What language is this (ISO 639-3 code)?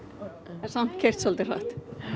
isl